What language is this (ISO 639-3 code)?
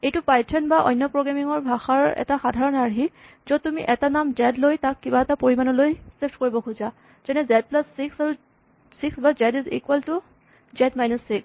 asm